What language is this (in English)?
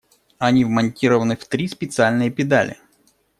Russian